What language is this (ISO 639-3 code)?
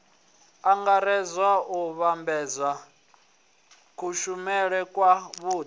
ven